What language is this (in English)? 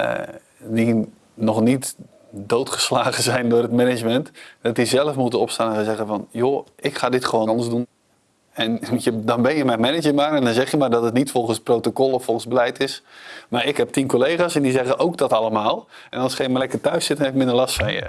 Dutch